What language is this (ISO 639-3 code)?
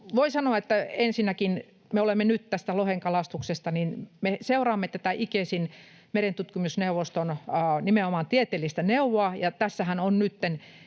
fin